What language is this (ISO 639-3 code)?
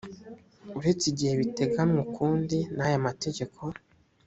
kin